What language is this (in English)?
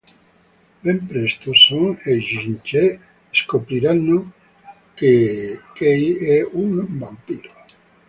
Italian